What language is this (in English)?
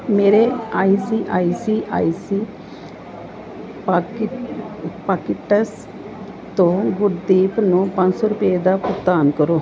Punjabi